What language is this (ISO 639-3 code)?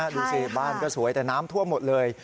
tha